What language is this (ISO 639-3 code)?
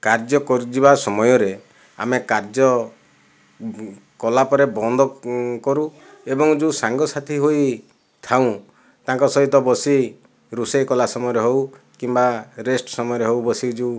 ori